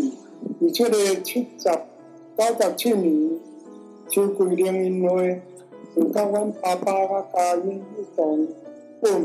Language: Chinese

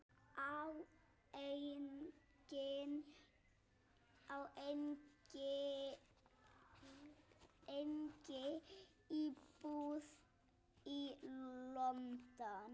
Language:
Icelandic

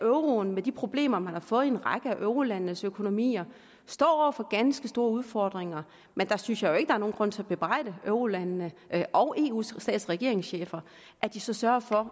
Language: Danish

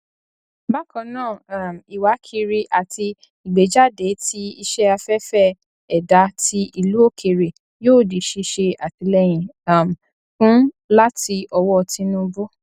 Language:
Yoruba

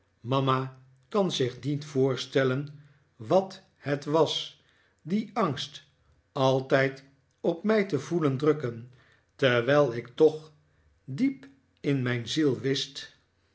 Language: Dutch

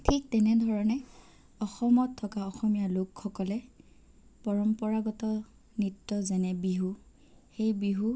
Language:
Assamese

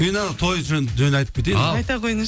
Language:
Kazakh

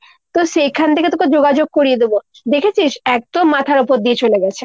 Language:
Bangla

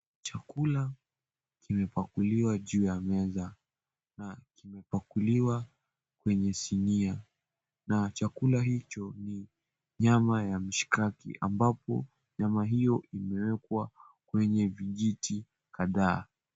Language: Swahili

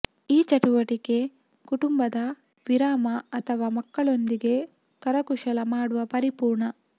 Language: Kannada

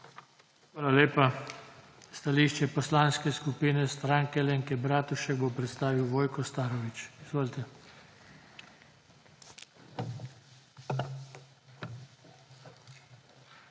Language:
Slovenian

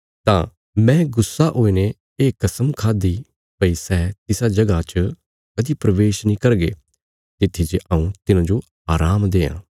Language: Bilaspuri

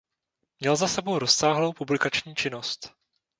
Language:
Czech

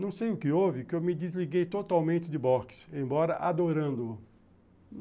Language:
Portuguese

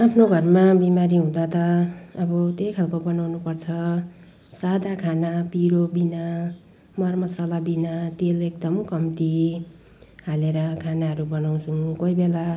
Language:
Nepali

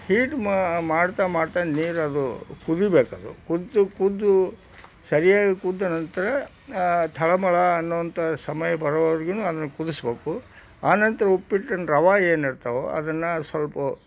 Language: Kannada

